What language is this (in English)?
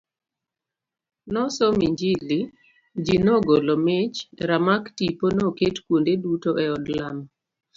Luo (Kenya and Tanzania)